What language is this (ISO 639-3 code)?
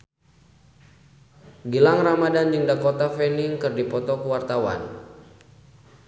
sun